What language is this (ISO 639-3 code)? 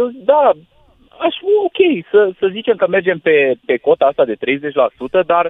ron